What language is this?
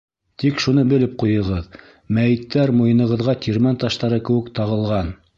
Bashkir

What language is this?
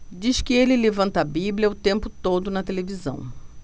Portuguese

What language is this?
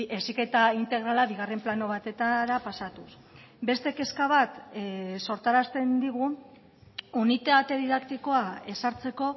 Basque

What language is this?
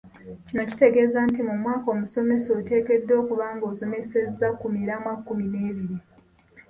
Ganda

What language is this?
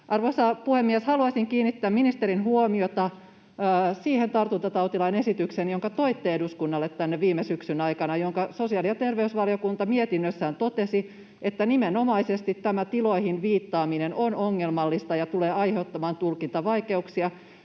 Finnish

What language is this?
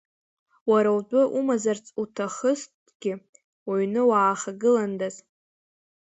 Abkhazian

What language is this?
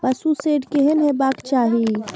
Maithili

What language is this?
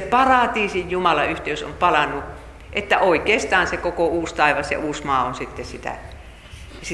Finnish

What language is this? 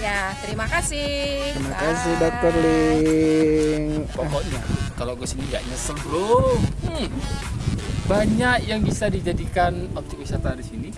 Indonesian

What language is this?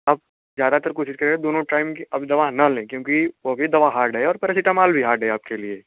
Hindi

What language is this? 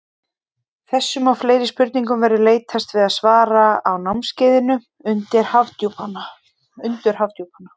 Icelandic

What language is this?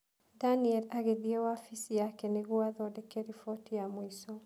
Kikuyu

